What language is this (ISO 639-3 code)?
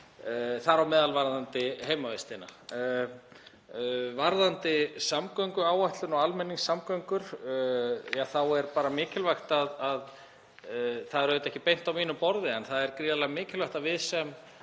isl